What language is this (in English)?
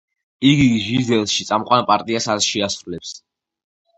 Georgian